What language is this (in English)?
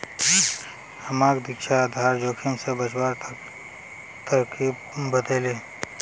Magahi